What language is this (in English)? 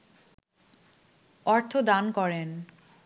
Bangla